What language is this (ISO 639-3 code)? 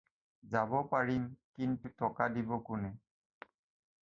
asm